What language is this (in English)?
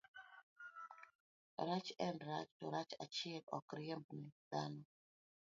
Luo (Kenya and Tanzania)